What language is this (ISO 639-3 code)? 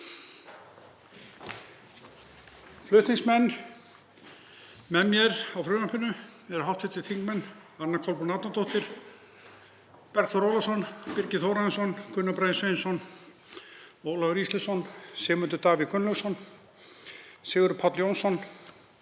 isl